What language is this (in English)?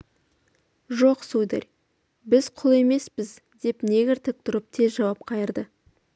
Kazakh